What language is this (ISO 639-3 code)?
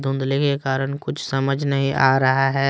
hin